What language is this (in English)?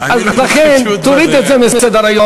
Hebrew